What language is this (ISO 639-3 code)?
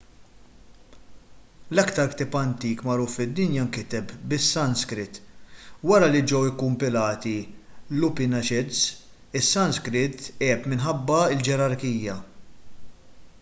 mlt